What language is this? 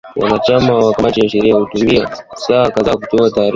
Swahili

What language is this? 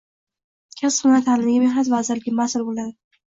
Uzbek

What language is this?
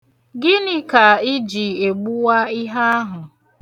Igbo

